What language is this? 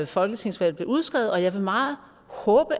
Danish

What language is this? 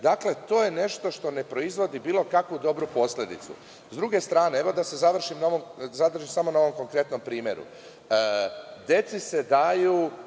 Serbian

